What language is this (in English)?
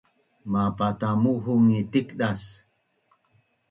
Bunun